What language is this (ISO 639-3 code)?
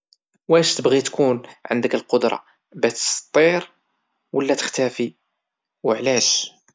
ary